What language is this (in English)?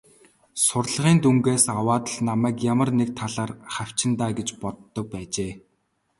Mongolian